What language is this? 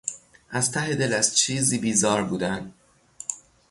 Persian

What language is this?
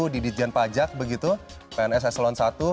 Indonesian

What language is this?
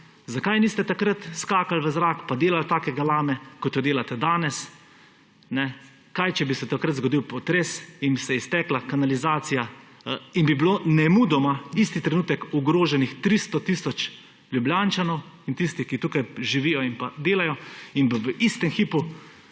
Slovenian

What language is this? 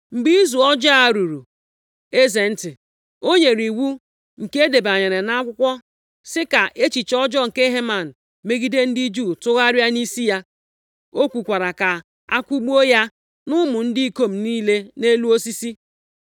Igbo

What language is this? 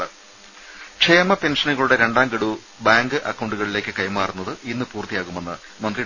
Malayalam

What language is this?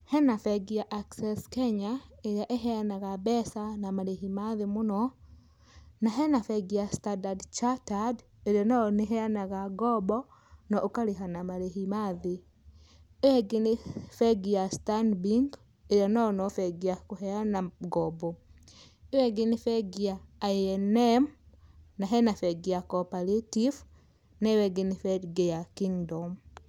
Kikuyu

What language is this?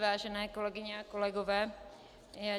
Czech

